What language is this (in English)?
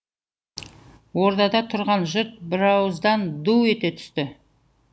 Kazakh